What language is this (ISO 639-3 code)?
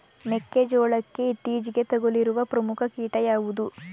kan